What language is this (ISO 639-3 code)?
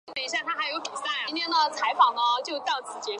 zho